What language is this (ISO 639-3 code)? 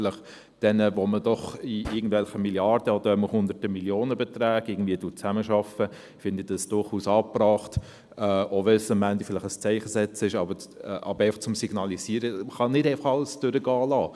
gsw